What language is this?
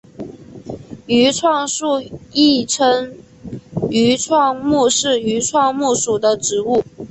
Chinese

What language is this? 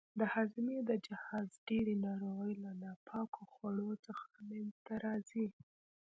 Pashto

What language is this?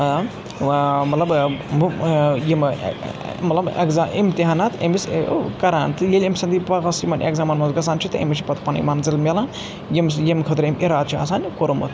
Kashmiri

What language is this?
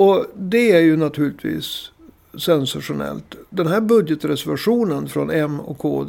Swedish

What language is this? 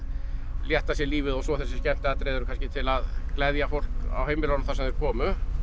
Icelandic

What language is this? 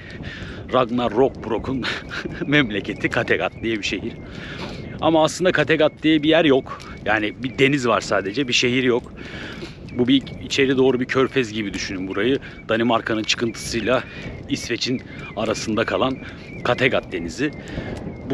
Turkish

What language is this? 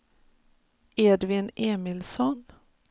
Swedish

